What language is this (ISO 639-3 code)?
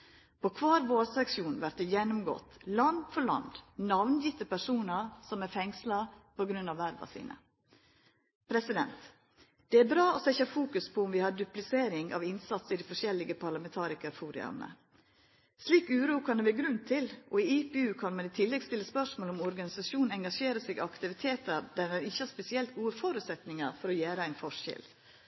nno